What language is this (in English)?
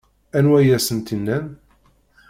Kabyle